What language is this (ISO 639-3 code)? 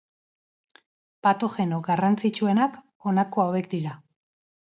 eus